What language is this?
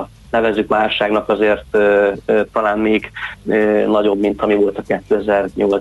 Hungarian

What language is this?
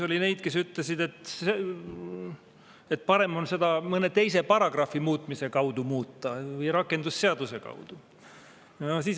Estonian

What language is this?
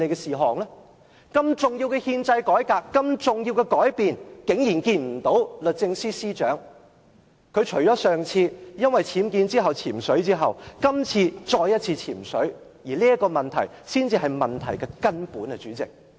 Cantonese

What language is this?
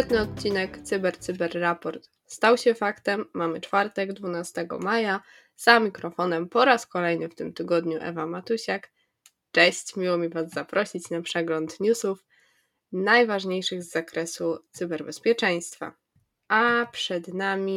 Polish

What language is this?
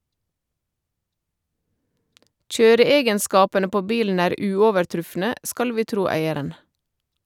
Norwegian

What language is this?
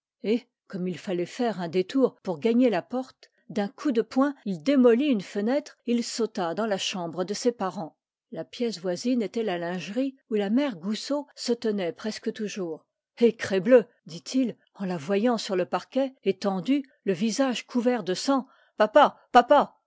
French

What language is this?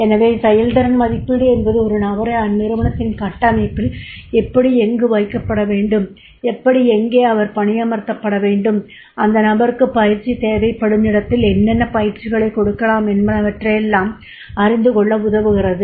Tamil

